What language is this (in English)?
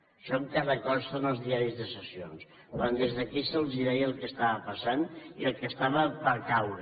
Catalan